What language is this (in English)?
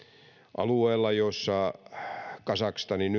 Finnish